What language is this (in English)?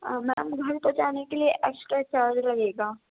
Urdu